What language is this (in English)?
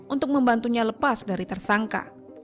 Indonesian